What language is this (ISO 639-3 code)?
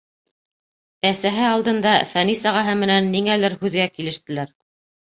bak